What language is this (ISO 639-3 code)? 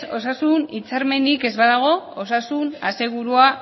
eus